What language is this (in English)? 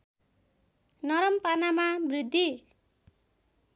Nepali